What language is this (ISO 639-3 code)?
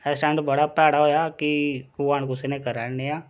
doi